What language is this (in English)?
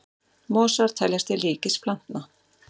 Icelandic